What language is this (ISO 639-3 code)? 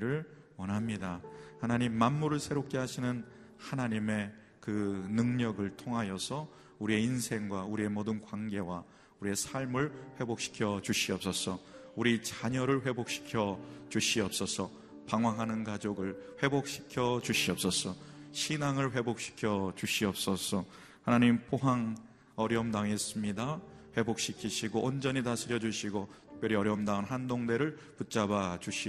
kor